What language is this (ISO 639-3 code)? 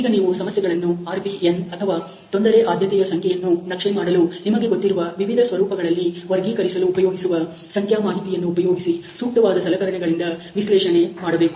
kan